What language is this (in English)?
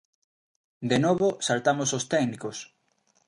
Galician